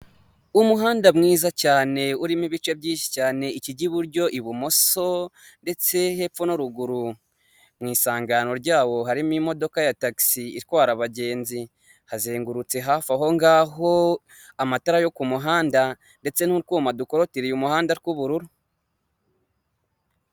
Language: Kinyarwanda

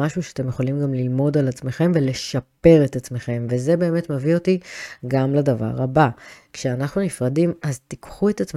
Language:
Hebrew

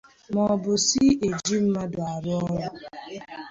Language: Igbo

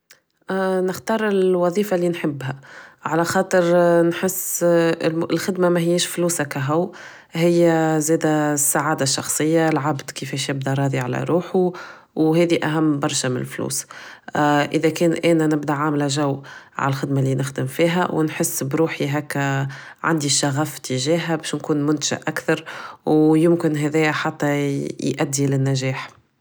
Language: Tunisian Arabic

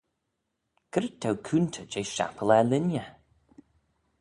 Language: Manx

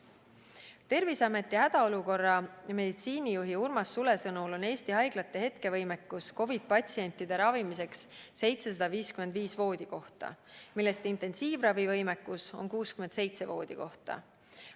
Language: Estonian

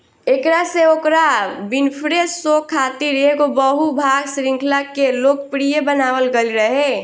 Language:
Bhojpuri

